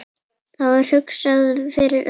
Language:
Icelandic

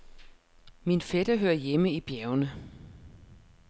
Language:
Danish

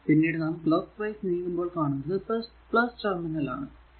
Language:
Malayalam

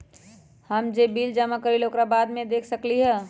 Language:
Magahi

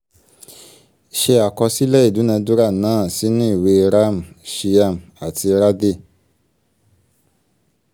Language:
Yoruba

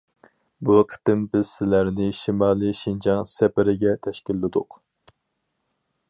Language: Uyghur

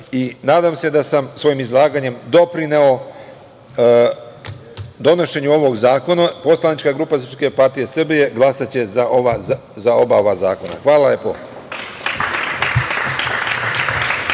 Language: Serbian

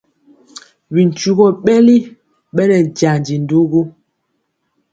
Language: Mpiemo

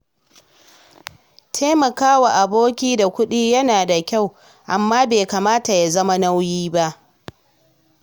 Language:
Hausa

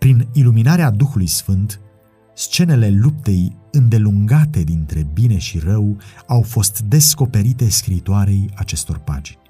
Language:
Romanian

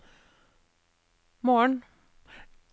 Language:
Norwegian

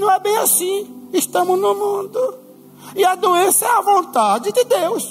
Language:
Portuguese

